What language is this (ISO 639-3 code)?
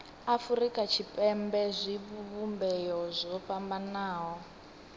ven